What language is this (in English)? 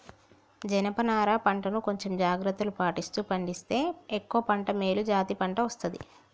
Telugu